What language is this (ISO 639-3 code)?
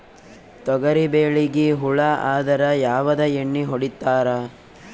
kan